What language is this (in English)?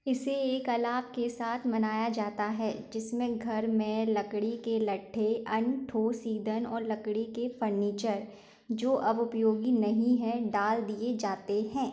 Hindi